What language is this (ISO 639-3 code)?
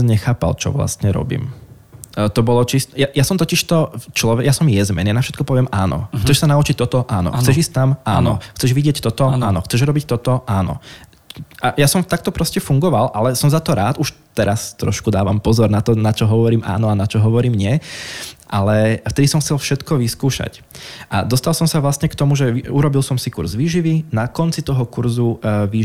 slk